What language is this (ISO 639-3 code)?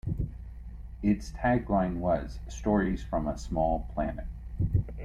eng